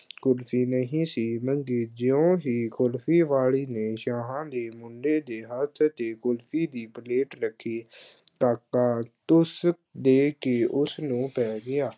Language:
Punjabi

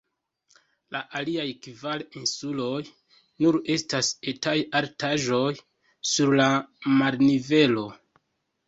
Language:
Esperanto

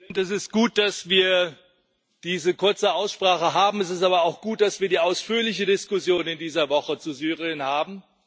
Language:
German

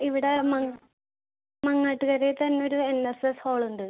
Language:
Malayalam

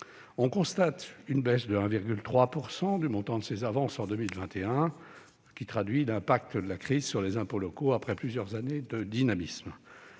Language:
French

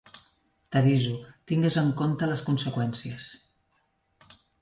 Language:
Catalan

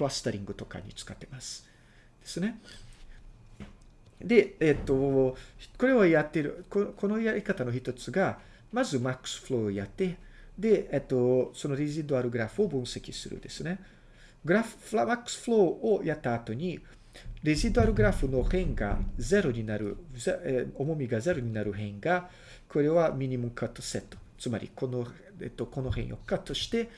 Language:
Japanese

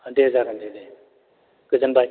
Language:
Bodo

